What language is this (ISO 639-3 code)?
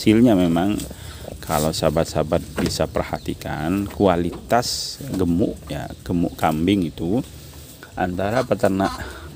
ind